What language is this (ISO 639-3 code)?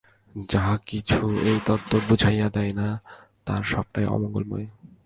ben